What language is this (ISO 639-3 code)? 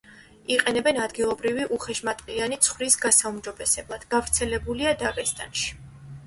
kat